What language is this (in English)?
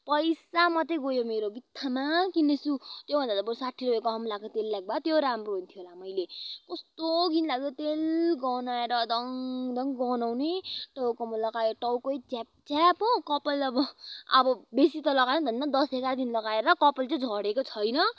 Nepali